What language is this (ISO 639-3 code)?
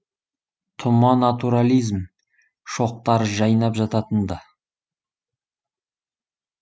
kaz